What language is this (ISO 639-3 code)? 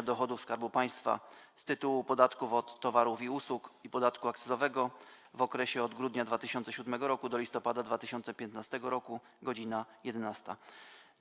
pol